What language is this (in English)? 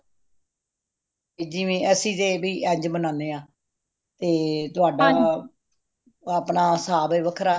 Punjabi